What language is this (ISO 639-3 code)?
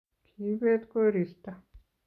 kln